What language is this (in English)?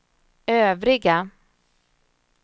Swedish